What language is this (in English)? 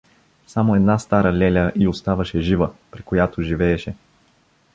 Bulgarian